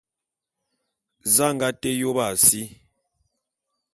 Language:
Bulu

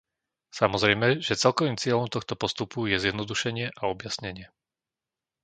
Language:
Slovak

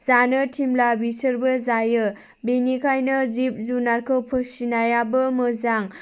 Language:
Bodo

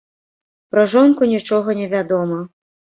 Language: Belarusian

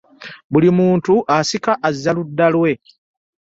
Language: Ganda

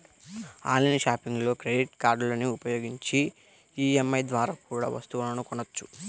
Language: Telugu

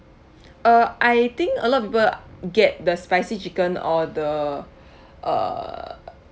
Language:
English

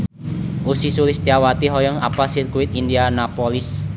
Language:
Sundanese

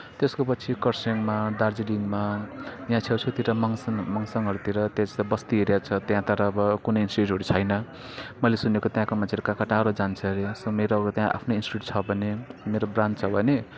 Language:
Nepali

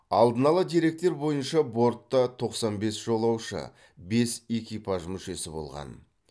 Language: Kazakh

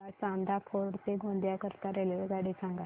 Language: Marathi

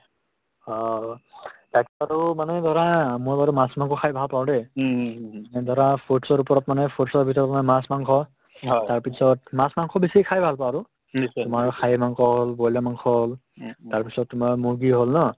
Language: Assamese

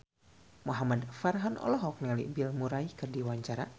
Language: Sundanese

